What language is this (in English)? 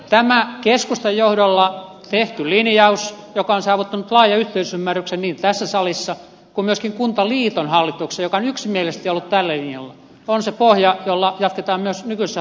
Finnish